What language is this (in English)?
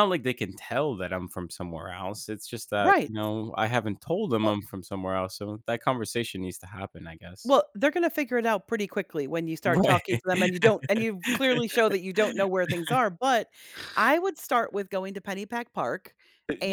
English